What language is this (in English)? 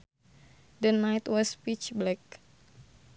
Sundanese